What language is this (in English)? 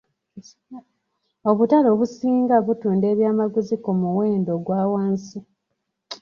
Ganda